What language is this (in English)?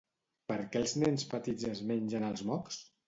Catalan